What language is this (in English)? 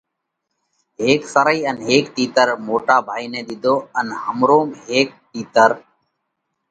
Parkari Koli